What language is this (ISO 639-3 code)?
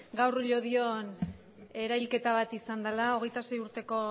eus